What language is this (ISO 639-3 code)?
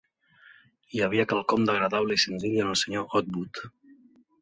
cat